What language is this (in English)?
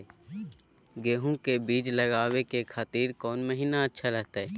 Magahi